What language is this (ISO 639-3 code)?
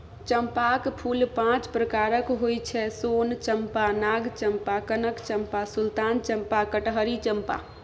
mai